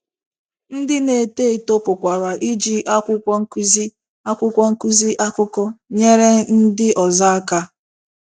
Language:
Igbo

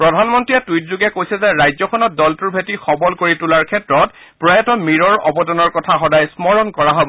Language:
Assamese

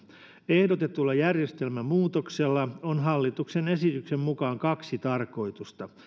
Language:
Finnish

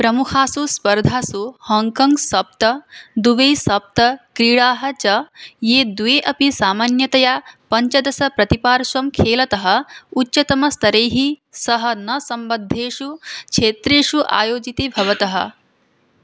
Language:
Sanskrit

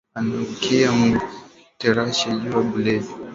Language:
Swahili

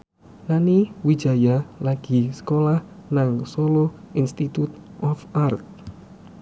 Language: Javanese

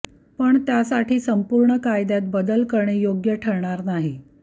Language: Marathi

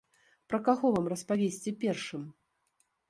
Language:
Belarusian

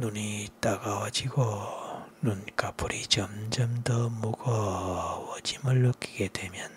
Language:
Korean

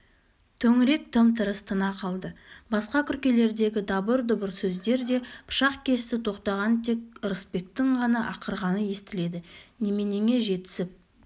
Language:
Kazakh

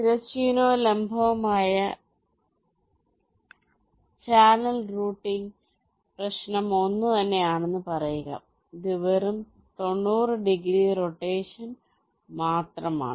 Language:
Malayalam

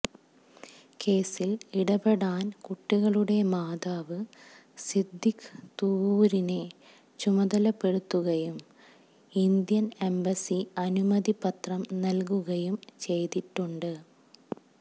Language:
Malayalam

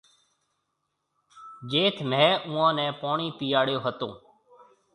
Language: Marwari (Pakistan)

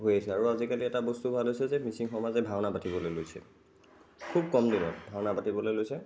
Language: Assamese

